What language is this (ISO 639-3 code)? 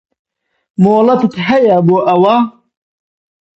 ckb